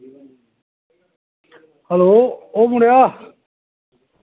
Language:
Dogri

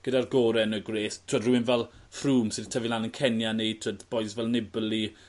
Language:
Welsh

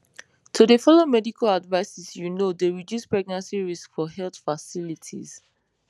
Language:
Nigerian Pidgin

